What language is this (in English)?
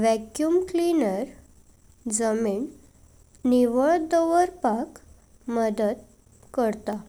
Konkani